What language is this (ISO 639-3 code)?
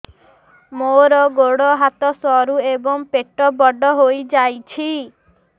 ori